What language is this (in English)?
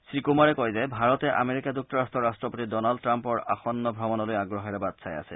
Assamese